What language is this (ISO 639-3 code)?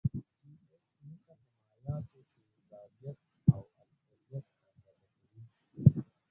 pus